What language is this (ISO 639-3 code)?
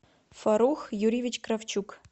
rus